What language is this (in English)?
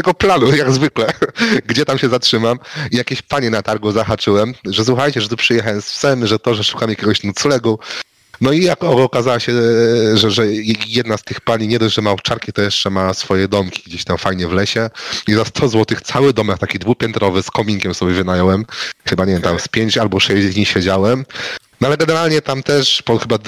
Polish